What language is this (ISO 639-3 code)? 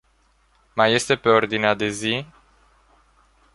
ron